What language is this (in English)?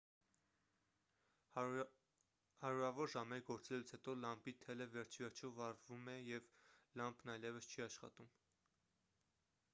Armenian